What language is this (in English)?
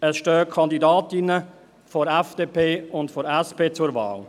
Swiss German